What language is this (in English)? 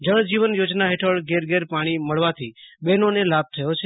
Gujarati